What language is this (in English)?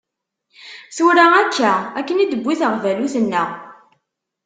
Kabyle